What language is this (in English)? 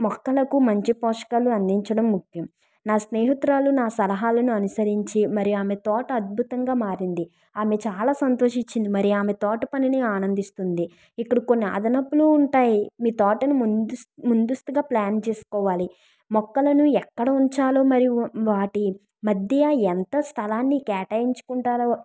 Telugu